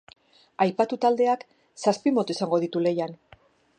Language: Basque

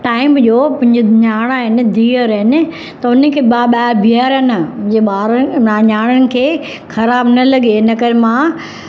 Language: Sindhi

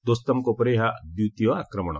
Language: Odia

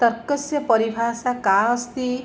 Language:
Sanskrit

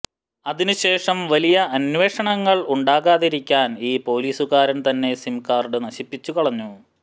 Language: Malayalam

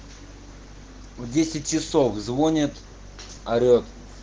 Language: Russian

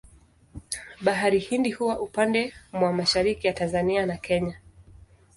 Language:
Swahili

